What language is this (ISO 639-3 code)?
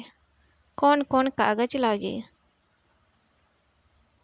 bho